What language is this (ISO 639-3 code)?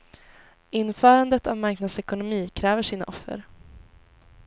swe